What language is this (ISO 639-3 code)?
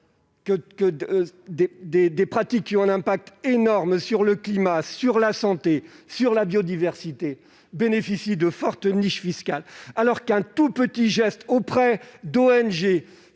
fra